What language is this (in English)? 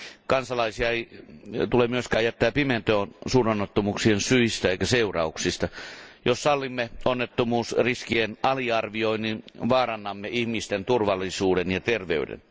Finnish